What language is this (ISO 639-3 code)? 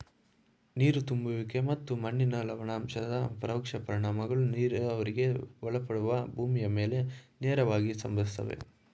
kan